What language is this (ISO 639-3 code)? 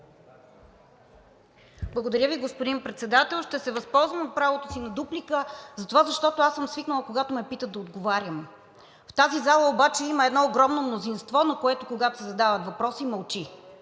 bul